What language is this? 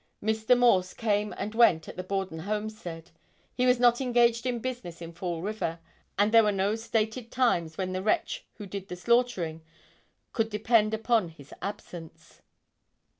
English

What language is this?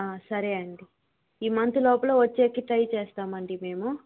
Telugu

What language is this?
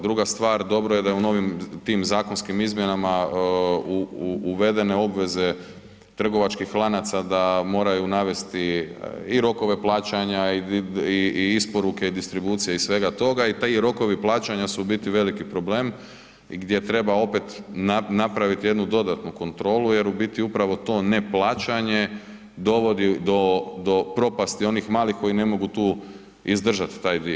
Croatian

